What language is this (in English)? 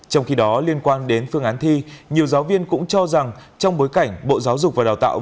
Vietnamese